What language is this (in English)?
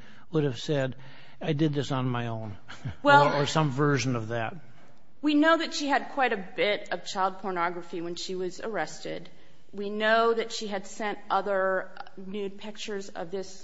English